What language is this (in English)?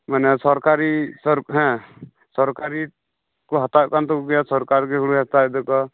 Santali